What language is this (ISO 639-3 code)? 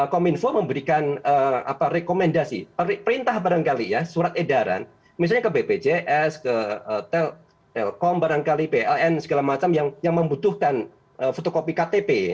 ind